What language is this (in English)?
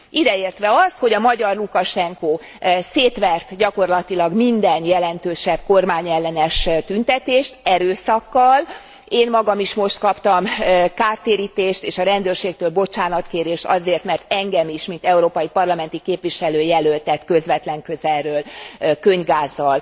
Hungarian